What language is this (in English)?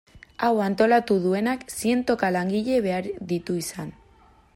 Basque